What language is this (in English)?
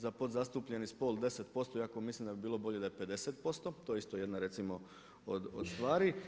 Croatian